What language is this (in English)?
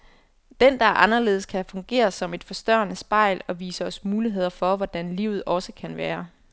Danish